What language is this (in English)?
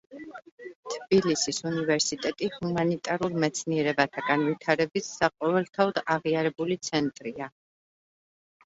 Georgian